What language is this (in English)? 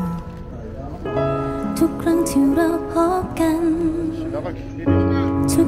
Korean